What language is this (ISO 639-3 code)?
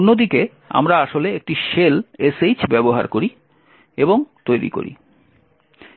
ben